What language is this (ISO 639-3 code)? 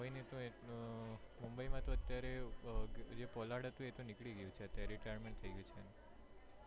guj